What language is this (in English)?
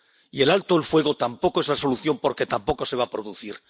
Spanish